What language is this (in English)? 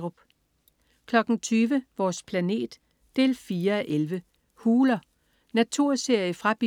Danish